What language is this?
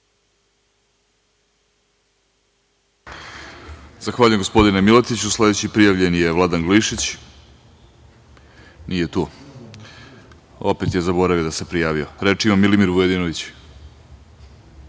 Serbian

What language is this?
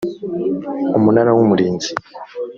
Kinyarwanda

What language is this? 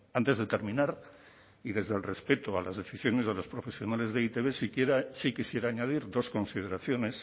Spanish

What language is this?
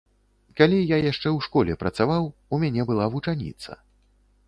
Belarusian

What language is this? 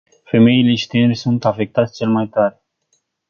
Romanian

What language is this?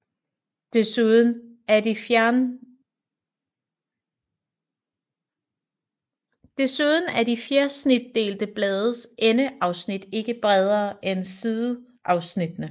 Danish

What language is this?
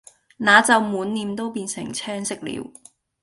Cantonese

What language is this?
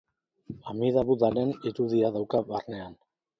Basque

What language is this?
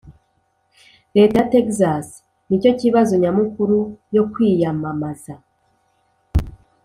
Kinyarwanda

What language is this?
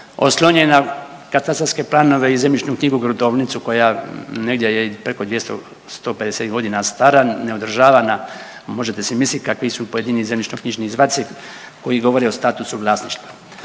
Croatian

